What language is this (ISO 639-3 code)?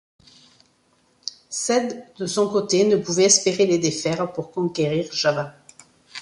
fra